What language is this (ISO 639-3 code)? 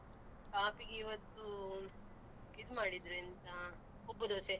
kan